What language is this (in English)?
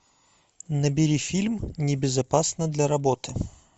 Russian